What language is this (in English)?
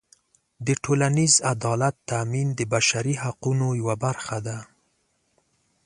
Pashto